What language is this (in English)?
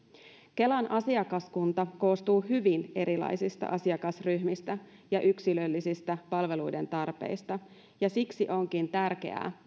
Finnish